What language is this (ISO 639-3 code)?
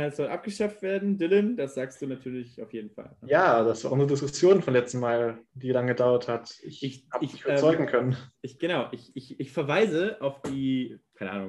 deu